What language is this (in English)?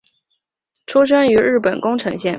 Chinese